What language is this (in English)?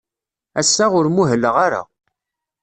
Kabyle